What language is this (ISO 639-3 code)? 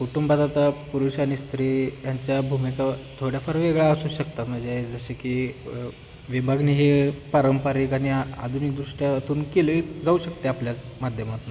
mar